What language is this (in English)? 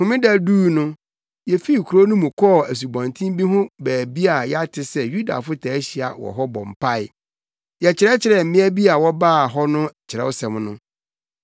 Akan